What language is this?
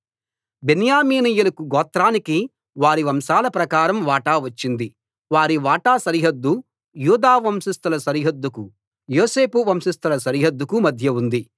Telugu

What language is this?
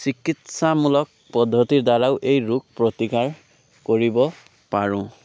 Assamese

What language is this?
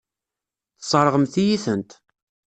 Kabyle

